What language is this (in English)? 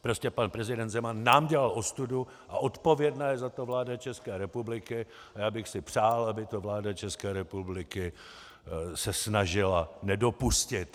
Czech